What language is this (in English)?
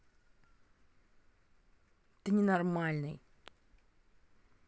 Russian